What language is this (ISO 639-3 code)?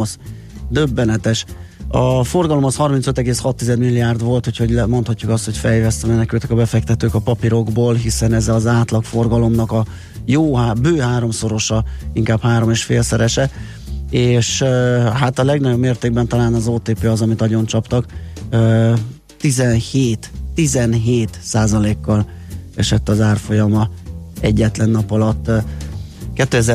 hun